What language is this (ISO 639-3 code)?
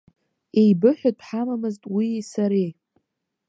abk